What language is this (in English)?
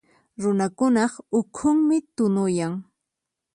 Puno Quechua